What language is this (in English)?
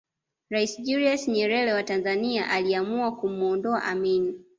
Swahili